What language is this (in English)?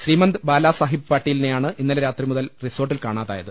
Malayalam